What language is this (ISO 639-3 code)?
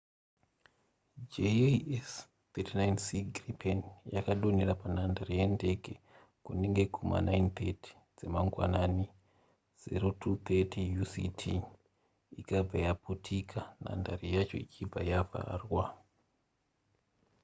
sna